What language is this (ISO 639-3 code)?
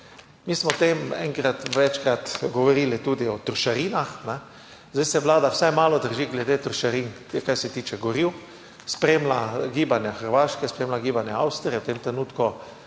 slv